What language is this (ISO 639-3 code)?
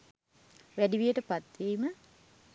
sin